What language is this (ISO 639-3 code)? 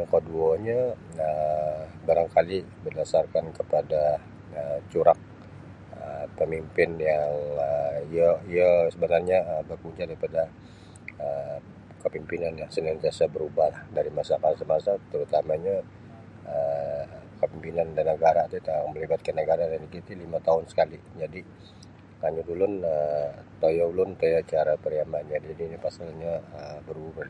bsy